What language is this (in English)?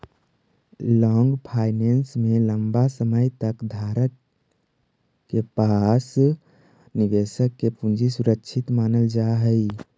Magahi